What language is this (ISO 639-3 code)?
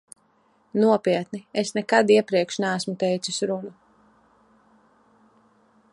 lav